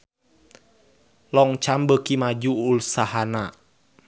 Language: Sundanese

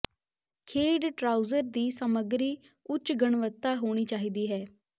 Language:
Punjabi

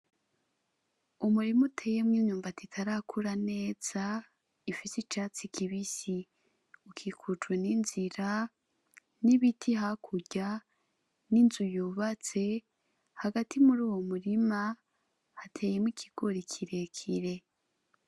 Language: Rundi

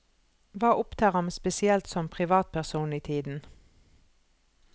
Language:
Norwegian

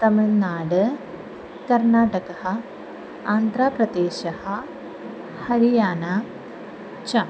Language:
Sanskrit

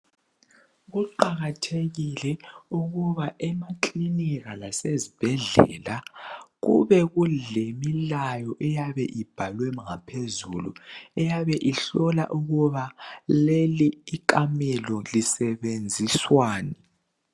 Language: North Ndebele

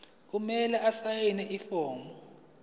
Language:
Zulu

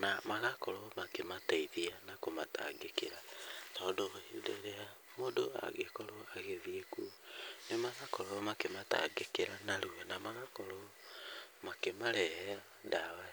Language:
Kikuyu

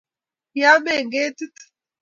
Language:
Kalenjin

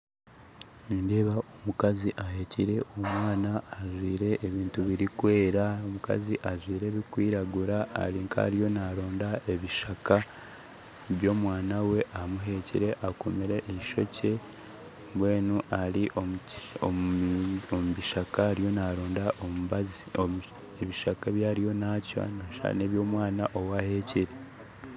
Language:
Nyankole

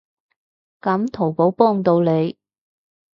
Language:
Cantonese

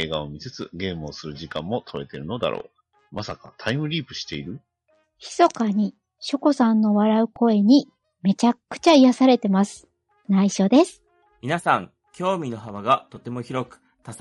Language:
Japanese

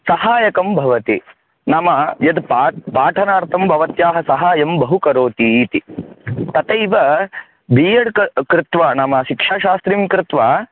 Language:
Sanskrit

